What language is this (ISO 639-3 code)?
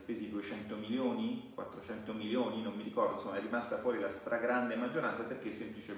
ita